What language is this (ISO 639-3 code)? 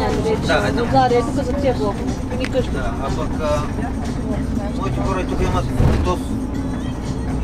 bul